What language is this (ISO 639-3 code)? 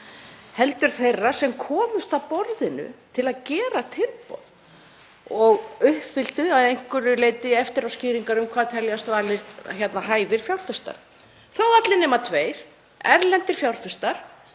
isl